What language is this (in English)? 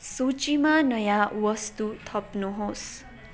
Nepali